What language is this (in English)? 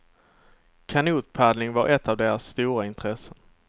Swedish